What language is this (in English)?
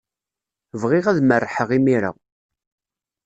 Kabyle